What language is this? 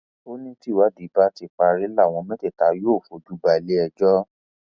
Yoruba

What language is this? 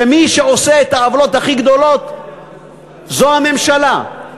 Hebrew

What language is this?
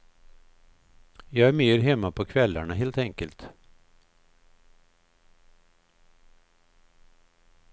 Swedish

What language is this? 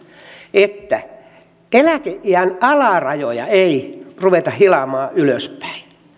Finnish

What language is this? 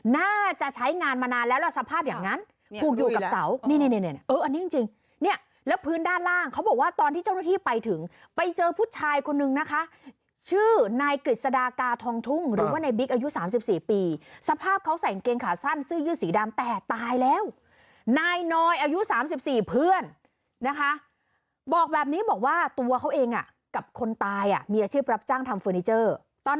Thai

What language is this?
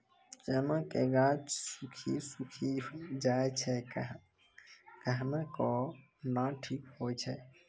Maithili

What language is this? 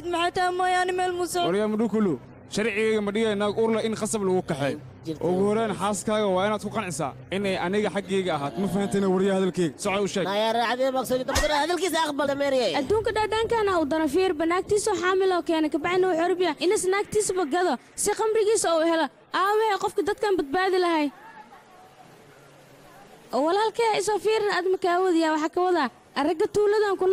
Arabic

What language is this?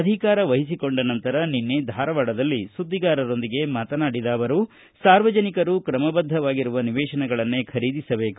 Kannada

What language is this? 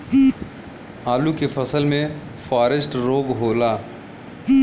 Bhojpuri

